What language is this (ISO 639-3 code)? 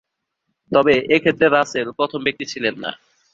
ben